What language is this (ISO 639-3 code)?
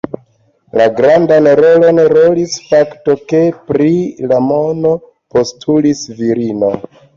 epo